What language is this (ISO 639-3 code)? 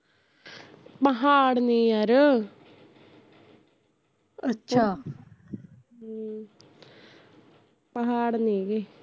pan